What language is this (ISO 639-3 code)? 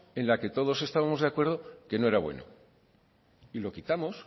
spa